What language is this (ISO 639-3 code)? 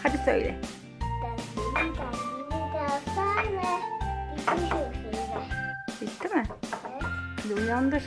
tur